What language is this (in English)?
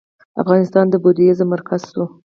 Pashto